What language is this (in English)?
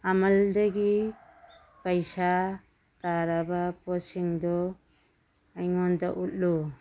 Manipuri